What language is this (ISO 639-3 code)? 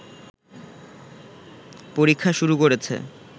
ben